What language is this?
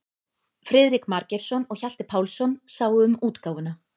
Icelandic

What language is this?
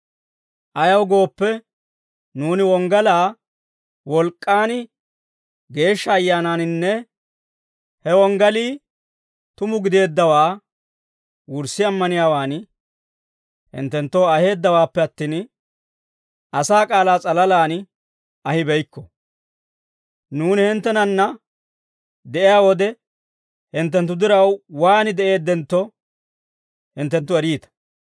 Dawro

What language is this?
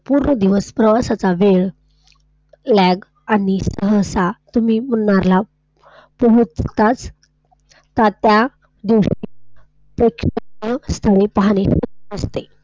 Marathi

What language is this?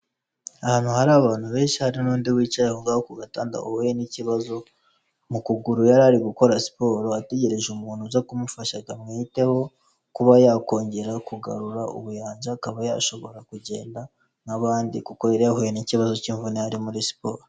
Kinyarwanda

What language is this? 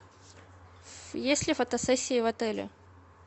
Russian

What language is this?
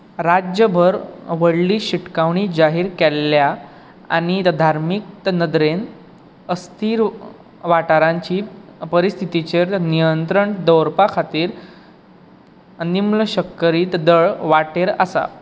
Konkani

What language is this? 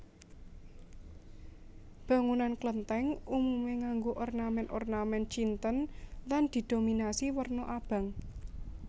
Javanese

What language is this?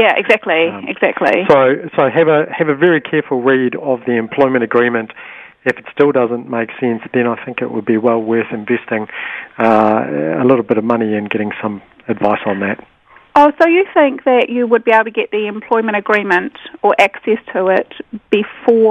English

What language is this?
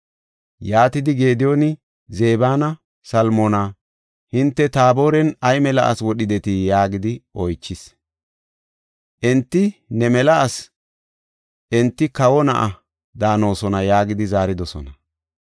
Gofa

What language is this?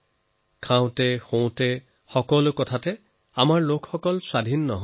Assamese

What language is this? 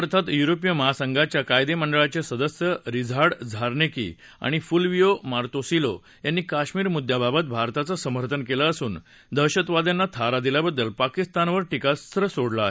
Marathi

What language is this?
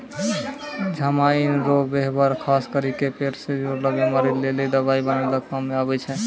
Maithili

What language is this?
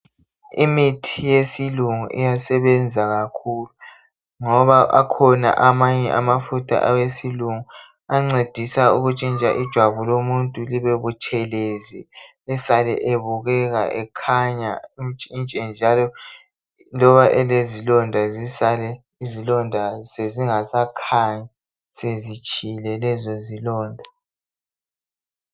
North Ndebele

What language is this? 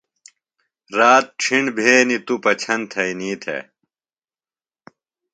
Phalura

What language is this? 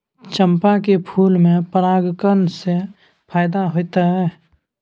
Maithili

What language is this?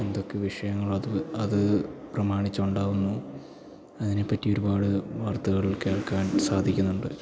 Malayalam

